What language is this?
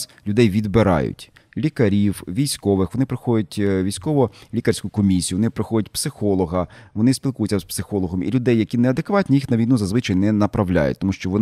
Ukrainian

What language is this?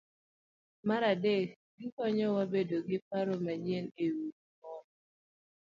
Luo (Kenya and Tanzania)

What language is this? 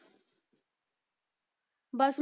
Punjabi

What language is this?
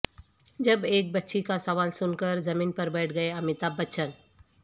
Urdu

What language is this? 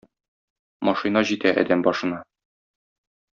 Tatar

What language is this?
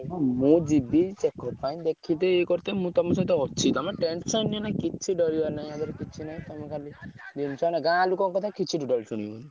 Odia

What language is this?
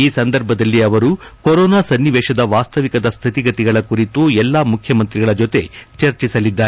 Kannada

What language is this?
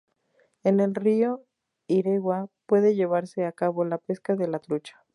Spanish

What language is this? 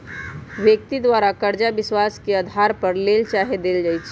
Magahi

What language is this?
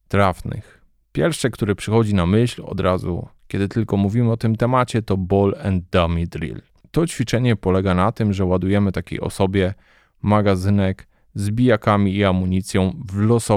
Polish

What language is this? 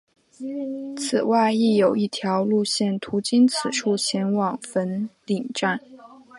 Chinese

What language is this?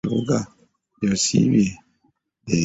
Ganda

